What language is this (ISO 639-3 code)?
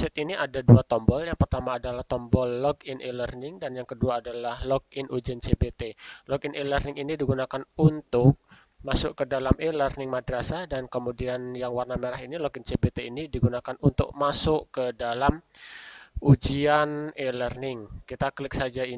ind